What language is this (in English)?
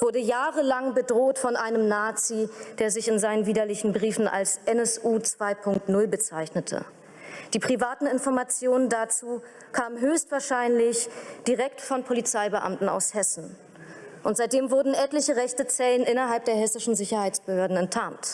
German